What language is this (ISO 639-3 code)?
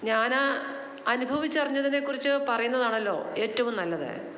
mal